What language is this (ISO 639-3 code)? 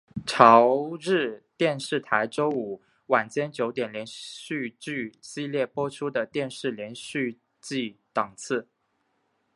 zho